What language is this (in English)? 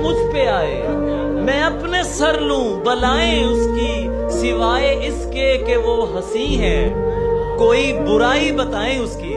Urdu